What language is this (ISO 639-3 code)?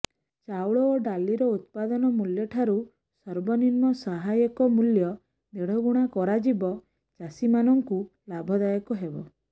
ori